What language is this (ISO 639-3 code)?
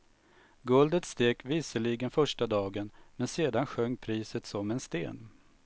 swe